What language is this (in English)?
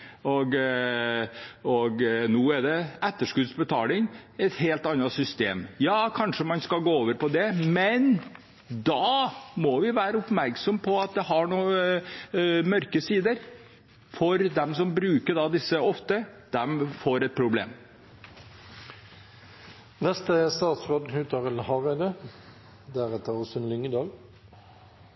Norwegian